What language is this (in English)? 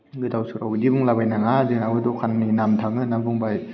Bodo